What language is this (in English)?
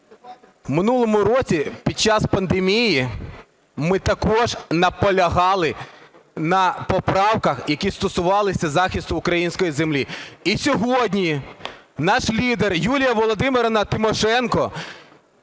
Ukrainian